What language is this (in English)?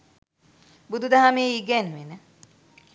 Sinhala